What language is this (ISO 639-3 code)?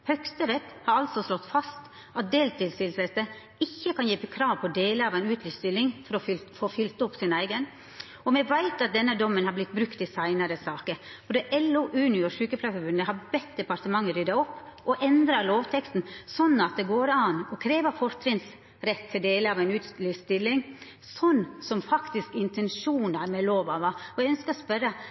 nno